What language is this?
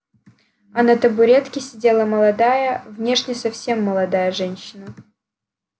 Russian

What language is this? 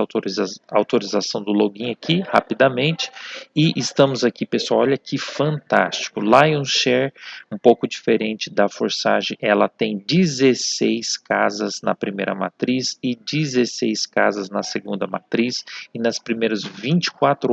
Portuguese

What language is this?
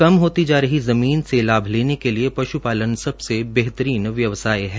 Hindi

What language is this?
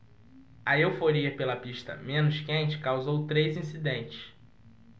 Portuguese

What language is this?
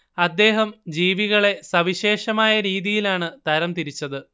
Malayalam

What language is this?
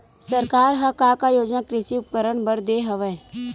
Chhattisgarhi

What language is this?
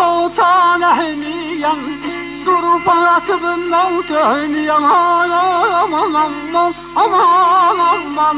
Turkish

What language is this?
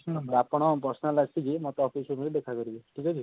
Odia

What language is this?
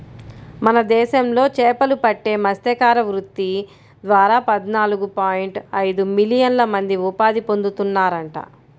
Telugu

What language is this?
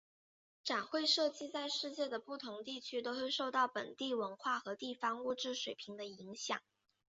Chinese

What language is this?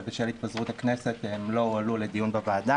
Hebrew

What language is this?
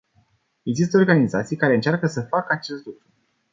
Romanian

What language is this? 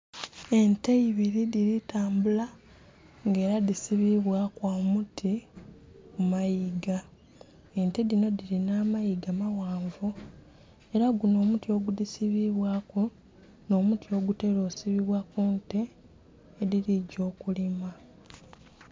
Soga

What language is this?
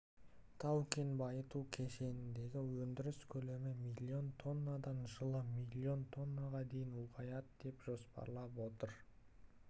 Kazakh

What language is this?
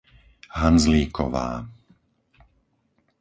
Slovak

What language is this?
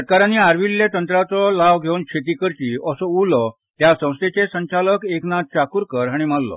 Konkani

